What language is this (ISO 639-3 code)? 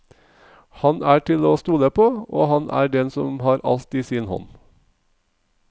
nor